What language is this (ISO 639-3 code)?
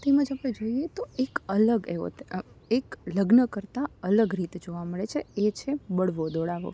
guj